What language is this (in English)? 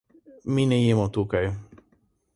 Slovenian